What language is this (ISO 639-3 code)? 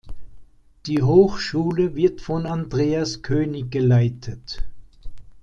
deu